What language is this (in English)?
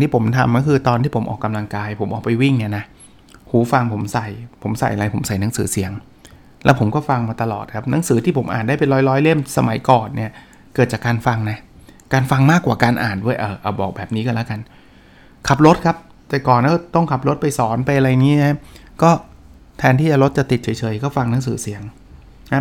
Thai